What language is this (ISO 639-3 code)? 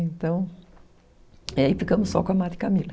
por